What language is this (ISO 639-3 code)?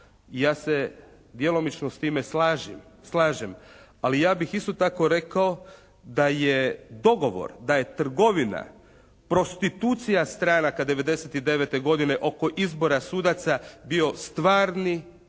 hrv